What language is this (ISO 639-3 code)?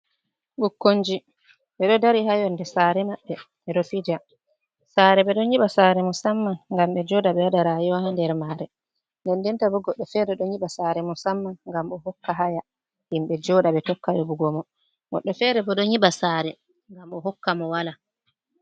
ful